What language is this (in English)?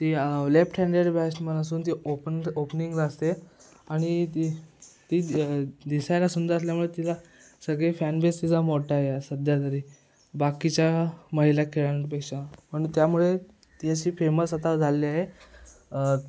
Marathi